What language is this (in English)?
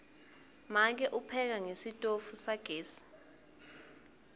Swati